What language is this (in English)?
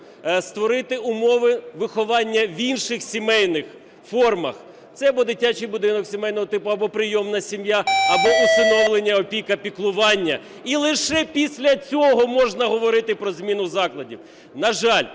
Ukrainian